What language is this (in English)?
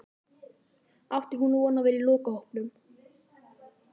Icelandic